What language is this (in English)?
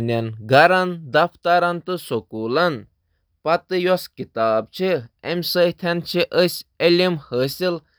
Kashmiri